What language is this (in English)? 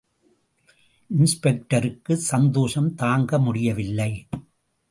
Tamil